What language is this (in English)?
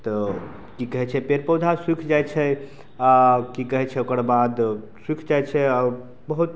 Maithili